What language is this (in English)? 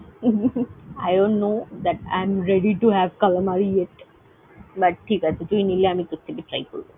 Bangla